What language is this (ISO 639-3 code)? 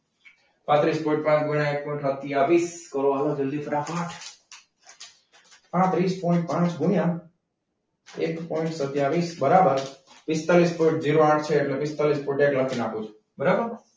guj